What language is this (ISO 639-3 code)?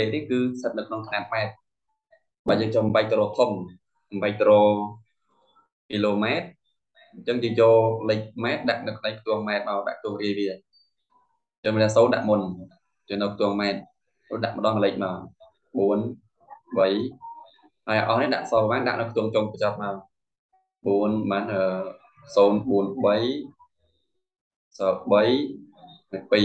vie